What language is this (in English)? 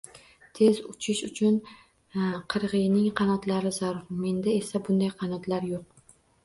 Uzbek